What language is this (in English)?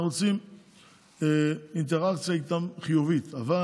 Hebrew